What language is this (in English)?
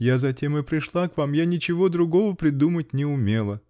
Russian